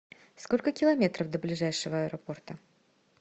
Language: Russian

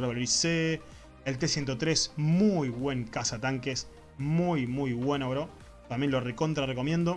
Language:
Spanish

